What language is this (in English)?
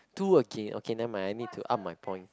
English